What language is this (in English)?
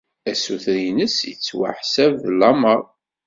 Kabyle